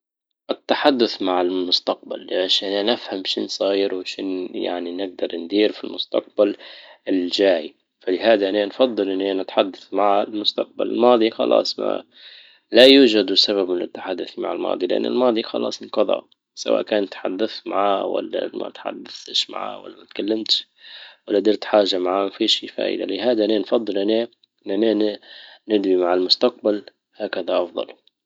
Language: Libyan Arabic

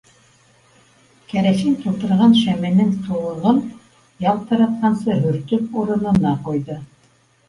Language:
Bashkir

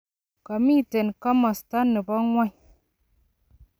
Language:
Kalenjin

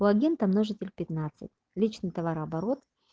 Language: Russian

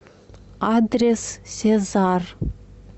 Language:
Russian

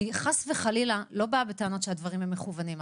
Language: Hebrew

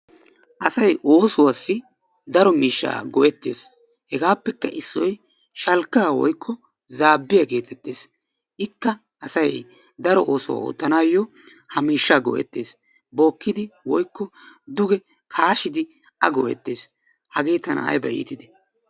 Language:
Wolaytta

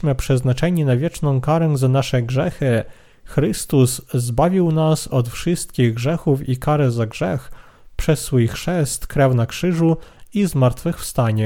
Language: Polish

